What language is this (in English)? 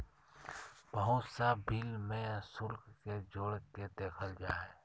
Magahi